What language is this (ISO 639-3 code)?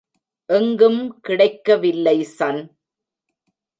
tam